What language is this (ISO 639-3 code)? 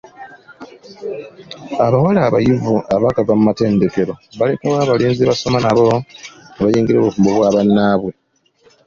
lug